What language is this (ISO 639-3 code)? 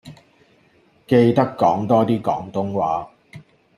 yue